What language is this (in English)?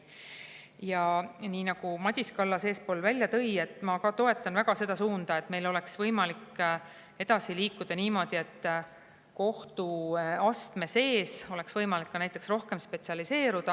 Estonian